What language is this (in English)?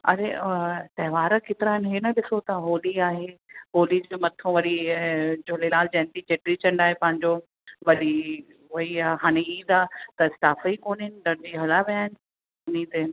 Sindhi